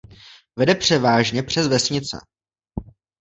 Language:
Czech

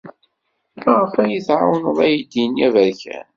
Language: Kabyle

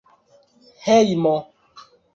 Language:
Esperanto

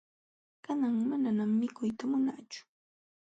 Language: Jauja Wanca Quechua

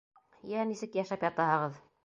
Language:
Bashkir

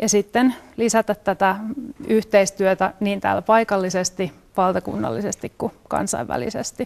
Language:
Finnish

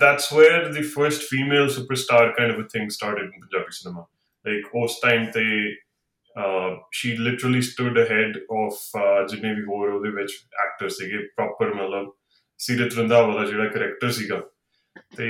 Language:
Punjabi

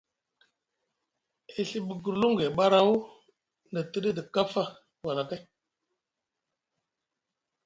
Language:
Musgu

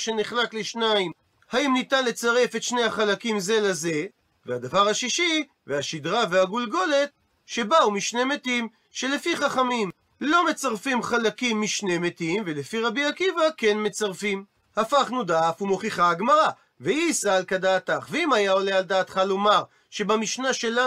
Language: Hebrew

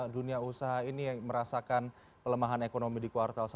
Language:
Indonesian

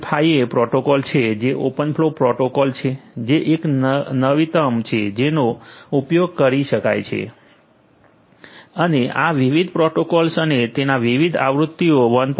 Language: Gujarati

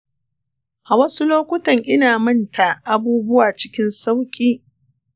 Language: Hausa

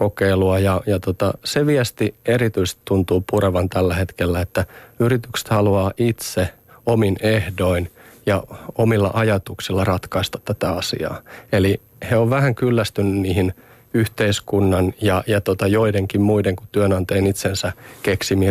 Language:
Finnish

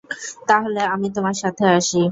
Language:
Bangla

